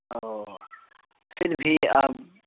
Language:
Urdu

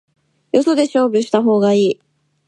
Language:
Japanese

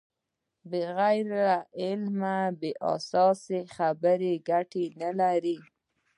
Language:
Pashto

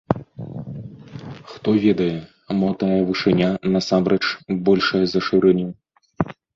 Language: Belarusian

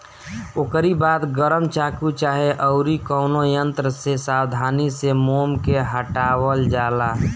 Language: Bhojpuri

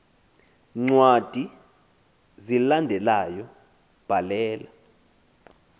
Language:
Xhosa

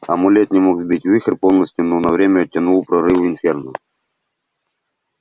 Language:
Russian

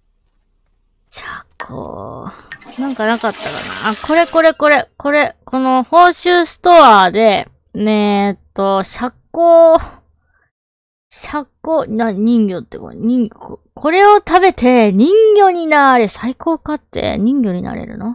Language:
Japanese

